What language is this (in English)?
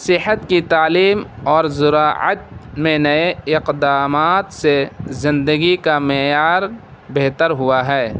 Urdu